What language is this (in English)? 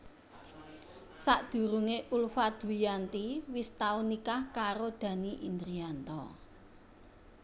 Javanese